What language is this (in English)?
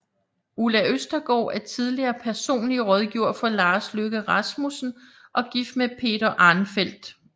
Danish